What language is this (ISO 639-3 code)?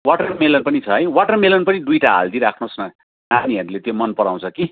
nep